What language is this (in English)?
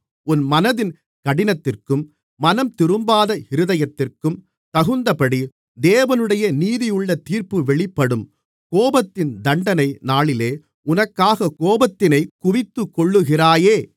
Tamil